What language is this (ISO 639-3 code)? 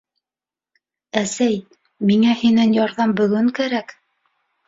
bak